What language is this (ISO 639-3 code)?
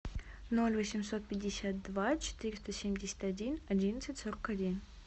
rus